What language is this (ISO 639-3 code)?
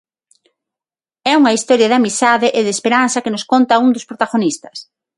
glg